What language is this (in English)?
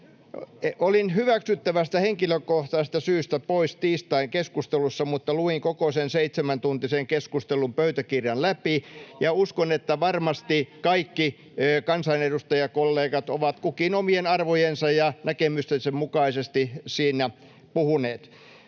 Finnish